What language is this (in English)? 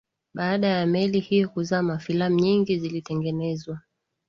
Swahili